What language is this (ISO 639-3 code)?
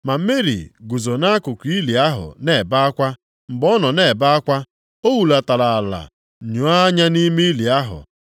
ibo